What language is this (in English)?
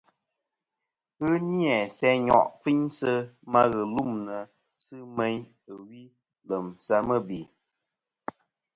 Kom